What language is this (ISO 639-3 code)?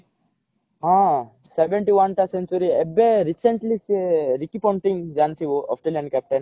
ori